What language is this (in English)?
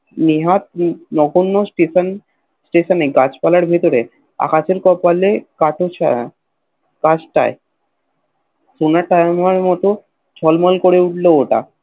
Bangla